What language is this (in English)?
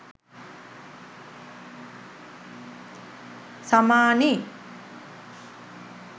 Sinhala